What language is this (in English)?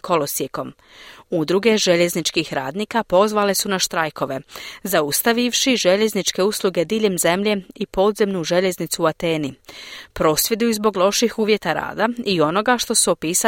Croatian